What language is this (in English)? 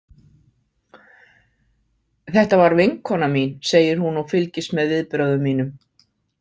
Icelandic